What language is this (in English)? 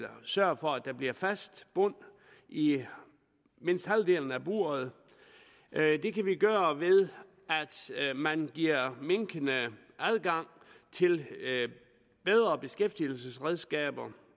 Danish